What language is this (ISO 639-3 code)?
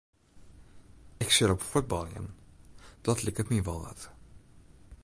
fry